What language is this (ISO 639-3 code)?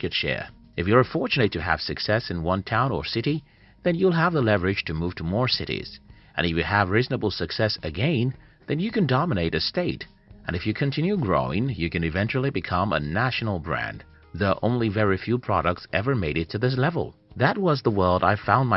eng